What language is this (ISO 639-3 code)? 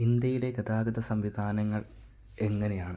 mal